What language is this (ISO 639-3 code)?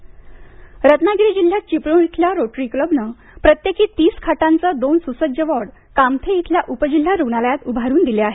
mar